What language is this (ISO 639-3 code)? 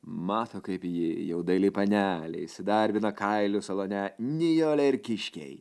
lit